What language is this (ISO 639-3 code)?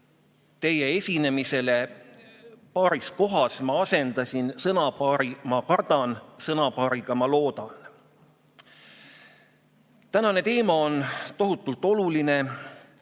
est